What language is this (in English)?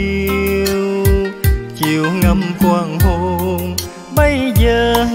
Vietnamese